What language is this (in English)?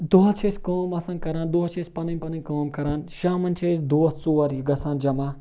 Kashmiri